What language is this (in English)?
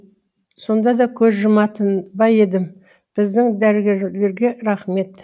Kazakh